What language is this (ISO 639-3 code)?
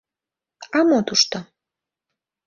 chm